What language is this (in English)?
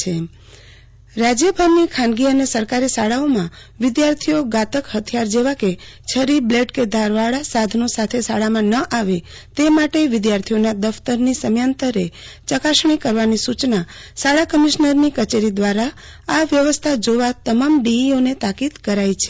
Gujarati